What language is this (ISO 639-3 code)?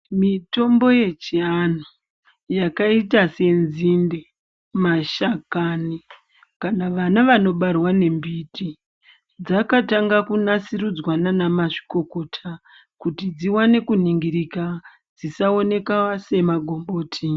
ndc